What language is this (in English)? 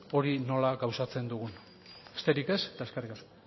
Basque